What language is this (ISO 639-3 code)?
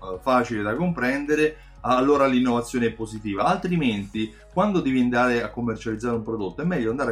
ita